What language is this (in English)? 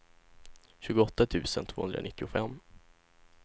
Swedish